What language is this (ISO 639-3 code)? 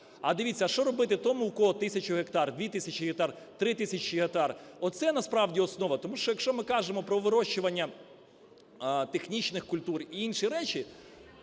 ukr